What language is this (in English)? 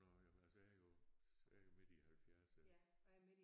Danish